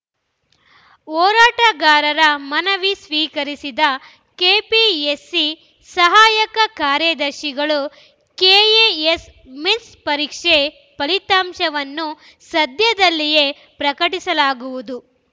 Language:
Kannada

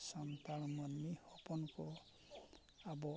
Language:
Santali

